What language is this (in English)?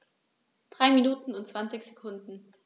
German